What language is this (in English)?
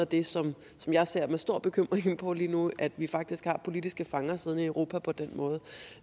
Danish